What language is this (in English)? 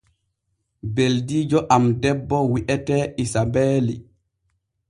Borgu Fulfulde